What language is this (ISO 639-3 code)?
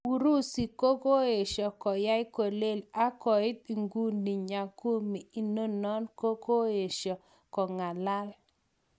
kln